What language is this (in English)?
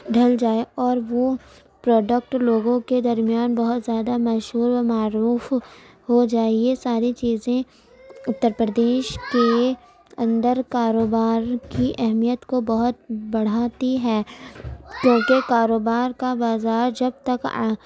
Urdu